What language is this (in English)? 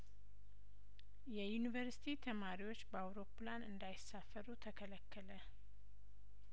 Amharic